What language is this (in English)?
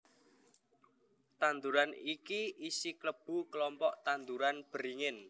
Javanese